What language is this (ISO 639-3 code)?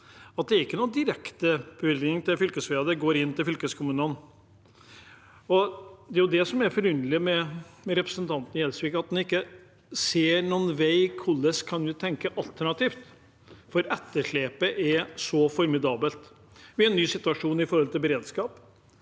nor